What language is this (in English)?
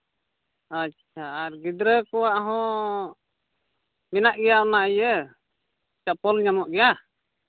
Santali